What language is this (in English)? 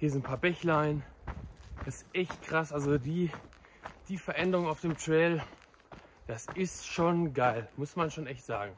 German